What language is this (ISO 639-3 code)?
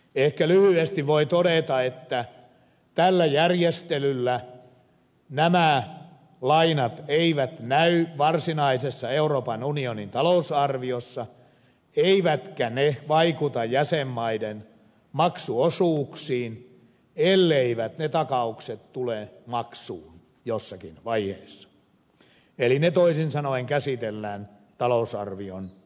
fin